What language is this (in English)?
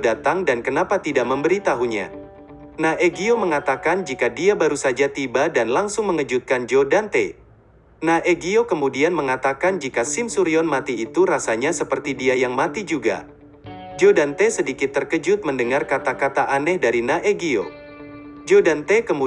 Indonesian